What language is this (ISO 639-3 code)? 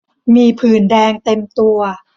tha